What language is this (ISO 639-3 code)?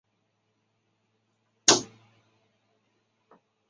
zho